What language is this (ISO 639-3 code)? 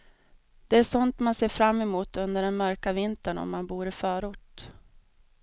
swe